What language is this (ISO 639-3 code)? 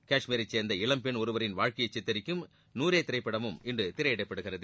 tam